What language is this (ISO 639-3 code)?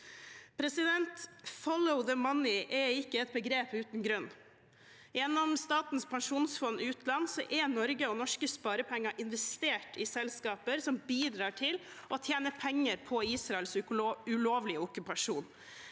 nor